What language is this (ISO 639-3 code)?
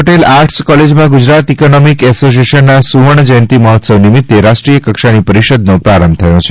guj